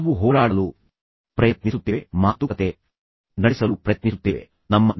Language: Kannada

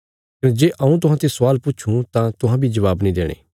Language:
Bilaspuri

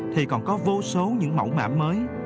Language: Vietnamese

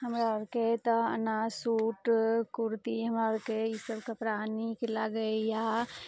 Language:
Maithili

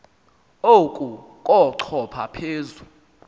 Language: Xhosa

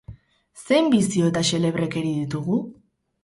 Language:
Basque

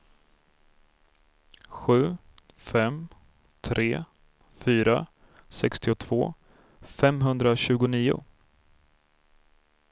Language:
Swedish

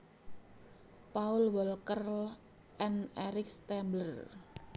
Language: Javanese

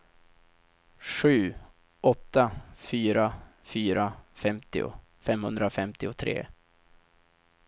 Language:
Swedish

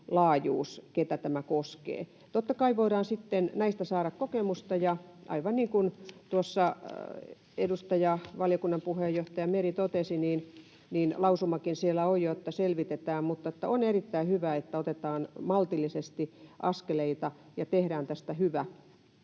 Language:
Finnish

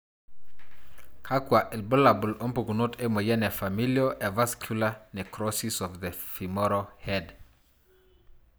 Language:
Masai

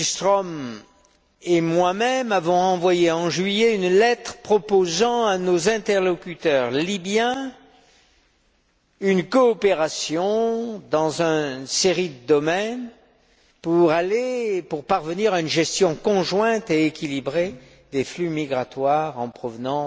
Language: French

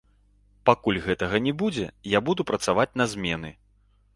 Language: Belarusian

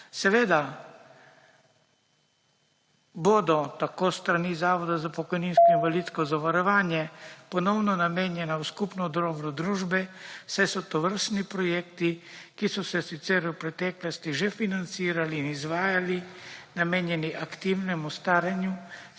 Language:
Slovenian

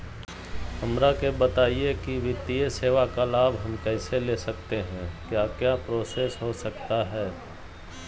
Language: Magahi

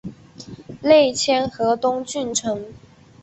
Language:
Chinese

